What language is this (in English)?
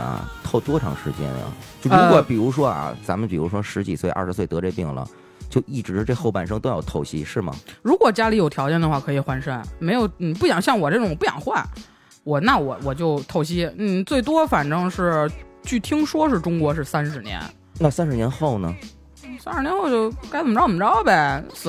Chinese